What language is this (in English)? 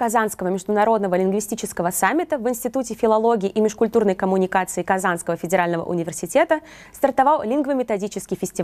Russian